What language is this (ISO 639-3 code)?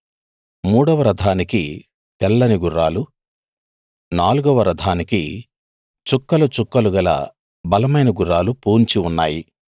tel